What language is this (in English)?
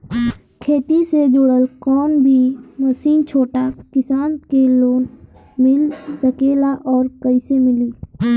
Bhojpuri